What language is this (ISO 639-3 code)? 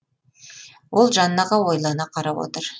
kaz